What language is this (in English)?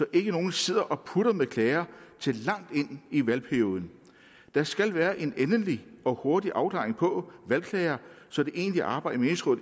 Danish